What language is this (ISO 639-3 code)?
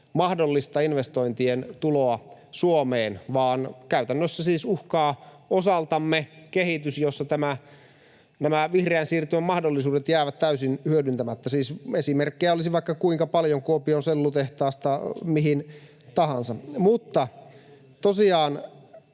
fin